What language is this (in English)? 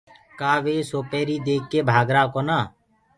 Gurgula